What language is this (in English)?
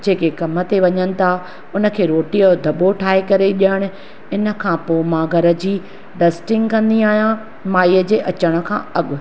Sindhi